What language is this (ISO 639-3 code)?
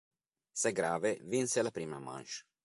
ita